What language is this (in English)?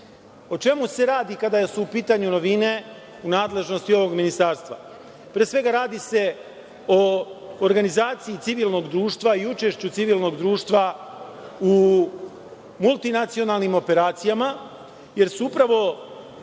Serbian